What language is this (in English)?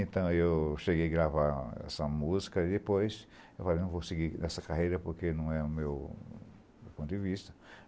Portuguese